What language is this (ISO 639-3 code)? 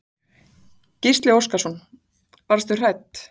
isl